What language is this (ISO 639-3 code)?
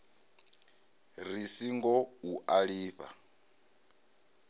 ven